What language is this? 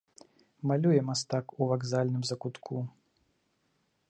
Belarusian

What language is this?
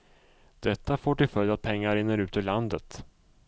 Swedish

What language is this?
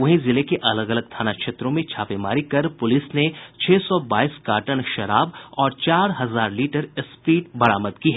Hindi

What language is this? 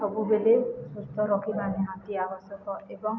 Odia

